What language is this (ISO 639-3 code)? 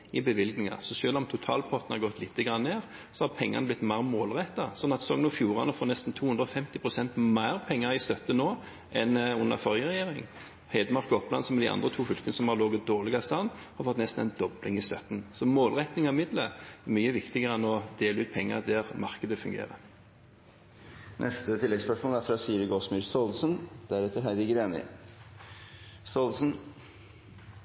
nor